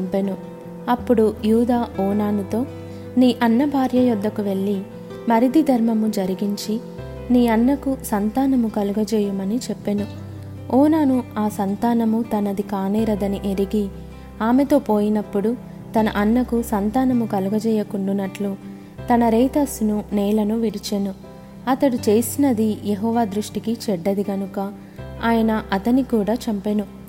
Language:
Telugu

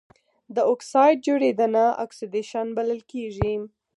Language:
Pashto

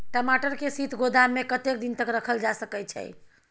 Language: Maithili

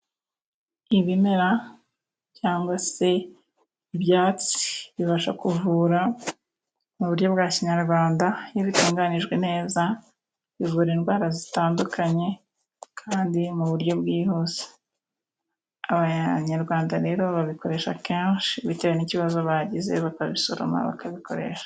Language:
Kinyarwanda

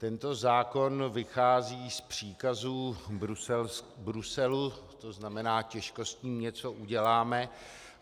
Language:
Czech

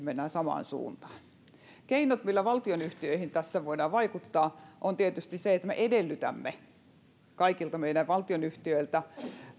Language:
Finnish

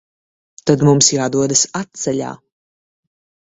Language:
Latvian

